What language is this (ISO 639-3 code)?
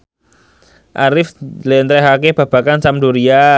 jav